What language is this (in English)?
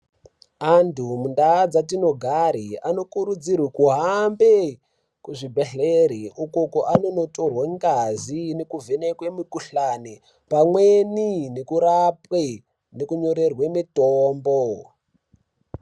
Ndau